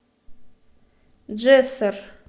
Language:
Russian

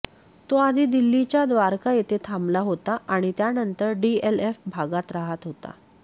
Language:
Marathi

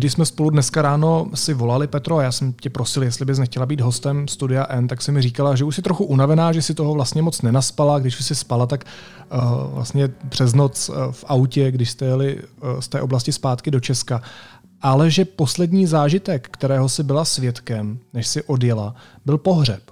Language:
Czech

